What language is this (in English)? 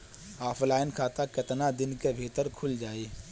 Bhojpuri